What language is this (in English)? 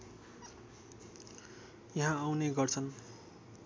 Nepali